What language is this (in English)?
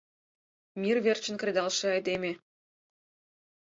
Mari